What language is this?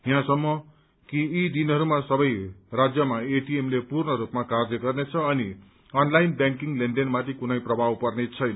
Nepali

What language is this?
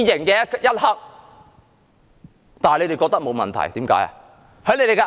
Cantonese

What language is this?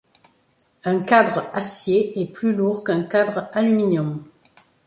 French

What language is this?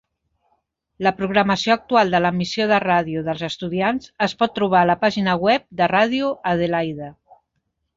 Catalan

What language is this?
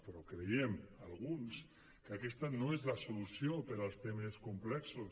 Catalan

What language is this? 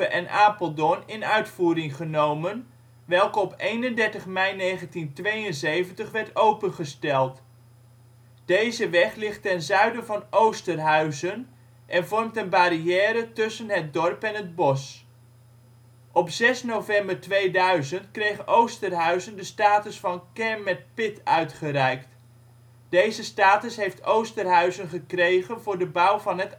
Dutch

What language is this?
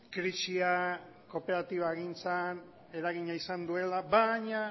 Basque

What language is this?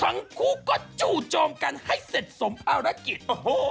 Thai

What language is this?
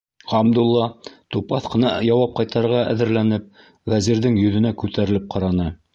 Bashkir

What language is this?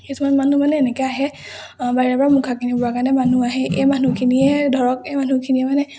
Assamese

